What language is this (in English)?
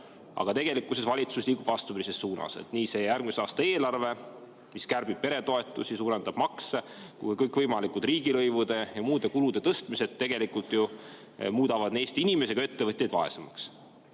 Estonian